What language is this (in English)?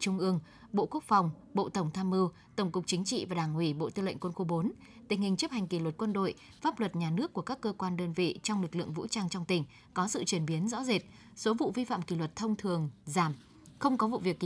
Vietnamese